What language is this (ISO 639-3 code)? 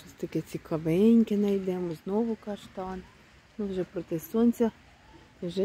ukr